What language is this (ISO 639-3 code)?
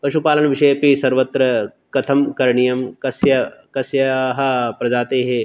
san